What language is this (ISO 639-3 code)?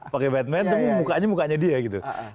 ind